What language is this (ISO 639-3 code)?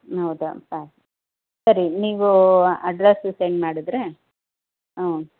kan